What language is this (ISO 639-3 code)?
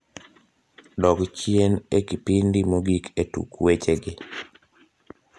luo